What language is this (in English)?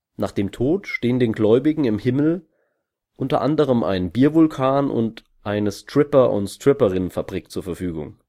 German